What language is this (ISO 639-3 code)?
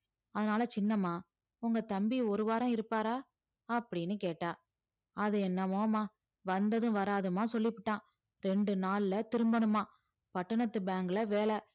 tam